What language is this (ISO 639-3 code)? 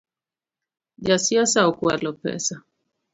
luo